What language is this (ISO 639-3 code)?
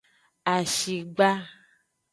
ajg